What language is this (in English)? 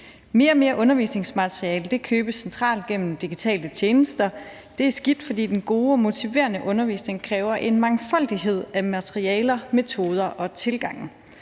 Danish